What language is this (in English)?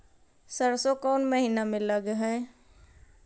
Magahi